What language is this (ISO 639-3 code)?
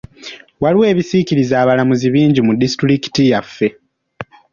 lug